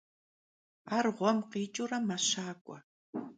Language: Kabardian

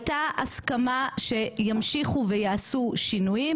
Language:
Hebrew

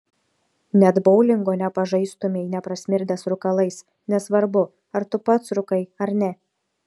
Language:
Lithuanian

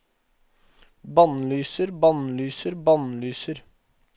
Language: Norwegian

